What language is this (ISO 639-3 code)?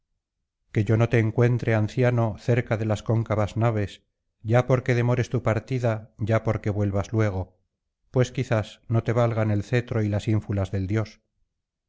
spa